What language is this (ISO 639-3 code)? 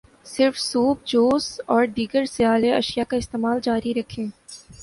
urd